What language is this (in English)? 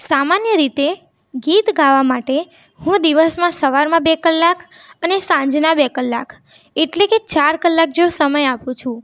Gujarati